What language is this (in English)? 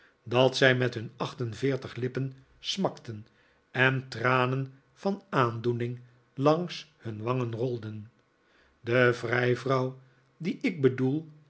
Dutch